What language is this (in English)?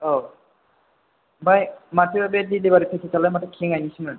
Bodo